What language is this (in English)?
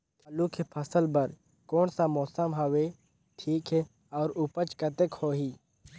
Chhattisgarhi